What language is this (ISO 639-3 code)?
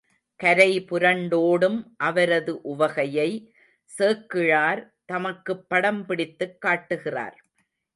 tam